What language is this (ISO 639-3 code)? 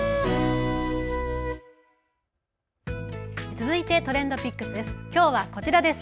jpn